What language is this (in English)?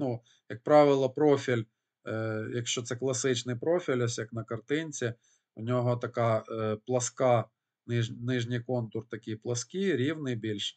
Ukrainian